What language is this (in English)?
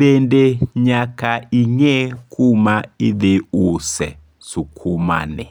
Luo (Kenya and Tanzania)